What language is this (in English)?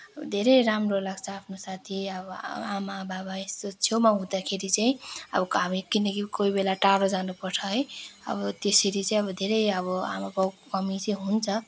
Nepali